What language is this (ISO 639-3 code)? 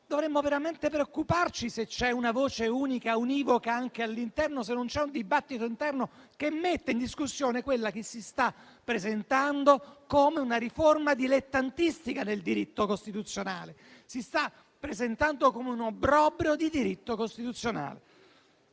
ita